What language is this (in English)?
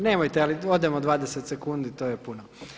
Croatian